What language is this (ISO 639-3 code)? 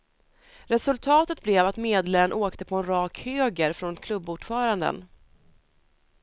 swe